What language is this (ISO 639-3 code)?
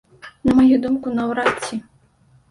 bel